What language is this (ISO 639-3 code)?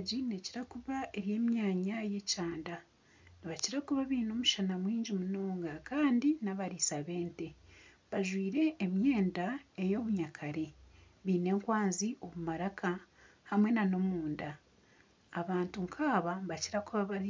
nyn